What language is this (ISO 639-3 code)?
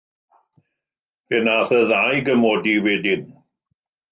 cym